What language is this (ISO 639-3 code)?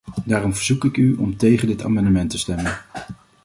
nld